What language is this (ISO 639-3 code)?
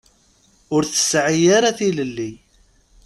kab